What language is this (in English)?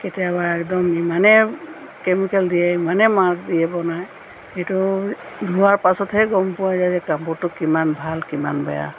Assamese